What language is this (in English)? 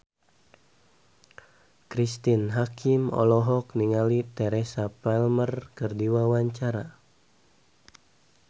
Sundanese